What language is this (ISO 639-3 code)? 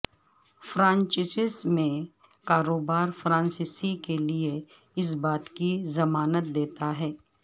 urd